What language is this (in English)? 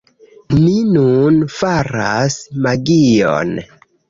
Esperanto